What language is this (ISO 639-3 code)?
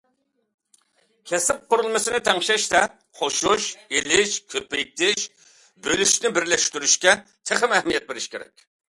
uig